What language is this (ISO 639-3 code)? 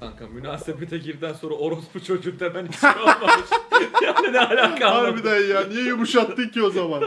tur